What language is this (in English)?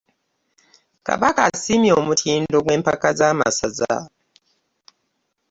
Ganda